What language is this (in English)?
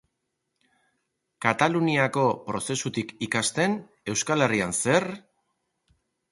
Basque